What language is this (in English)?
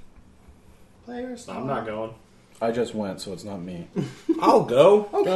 English